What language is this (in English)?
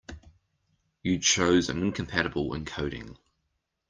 English